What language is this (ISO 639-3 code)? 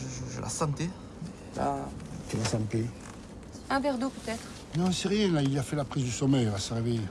fra